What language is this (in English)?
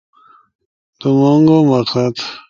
Ushojo